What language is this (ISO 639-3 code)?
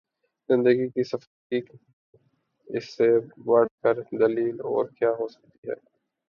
urd